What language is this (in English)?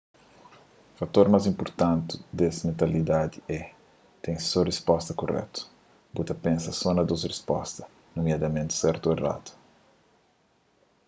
Kabuverdianu